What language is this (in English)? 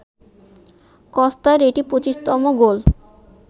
Bangla